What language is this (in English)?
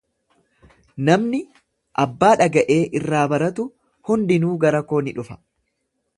Oromo